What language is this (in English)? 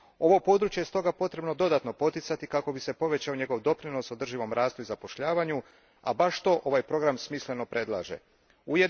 Croatian